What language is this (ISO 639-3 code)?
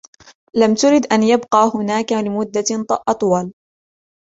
ara